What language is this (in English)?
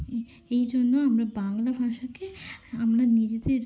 Bangla